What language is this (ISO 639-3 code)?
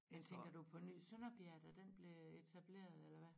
dan